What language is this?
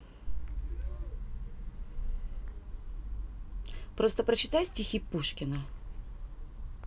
Russian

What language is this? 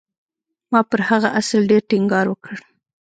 Pashto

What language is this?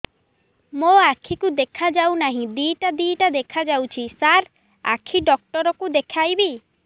Odia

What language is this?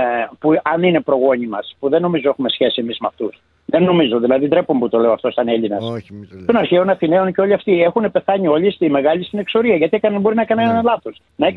Greek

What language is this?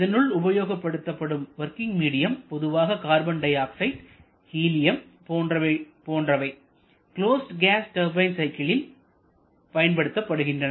Tamil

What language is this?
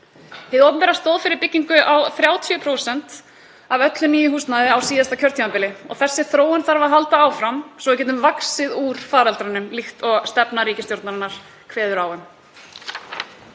Icelandic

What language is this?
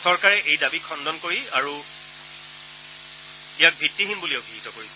Assamese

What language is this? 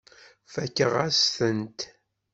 Kabyle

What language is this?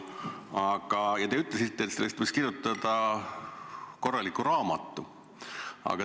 Estonian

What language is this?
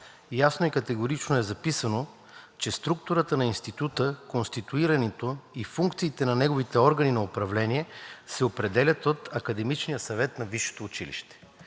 Bulgarian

